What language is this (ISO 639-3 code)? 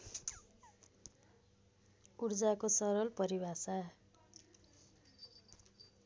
nep